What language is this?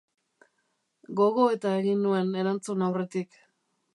Basque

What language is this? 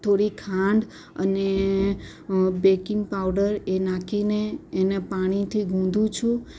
Gujarati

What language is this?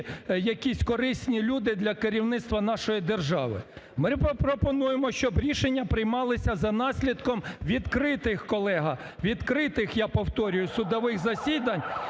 Ukrainian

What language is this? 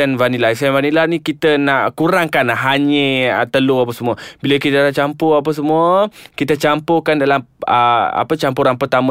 Malay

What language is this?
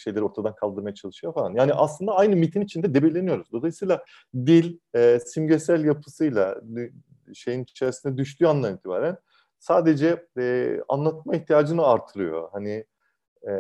Turkish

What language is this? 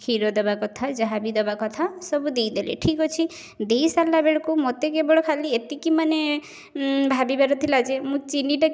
Odia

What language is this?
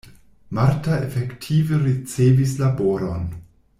Esperanto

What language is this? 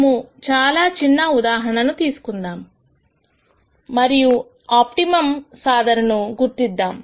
Telugu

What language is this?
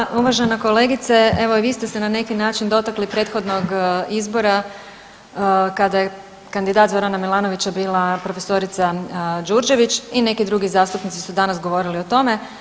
Croatian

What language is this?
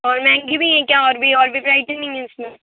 Urdu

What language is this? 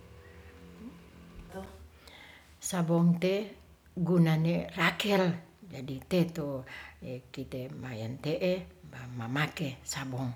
Ratahan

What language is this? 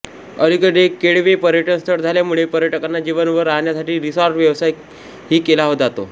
Marathi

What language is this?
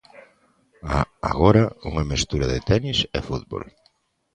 Galician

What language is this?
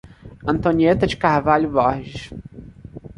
Portuguese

